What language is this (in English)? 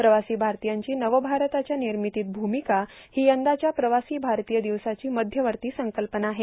Marathi